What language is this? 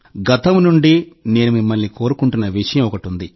Telugu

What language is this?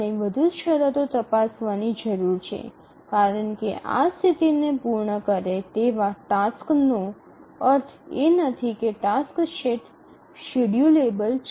Gujarati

